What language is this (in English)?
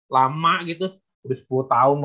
Indonesian